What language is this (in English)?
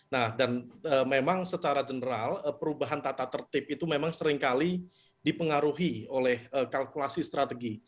Indonesian